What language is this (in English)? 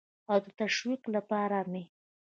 Pashto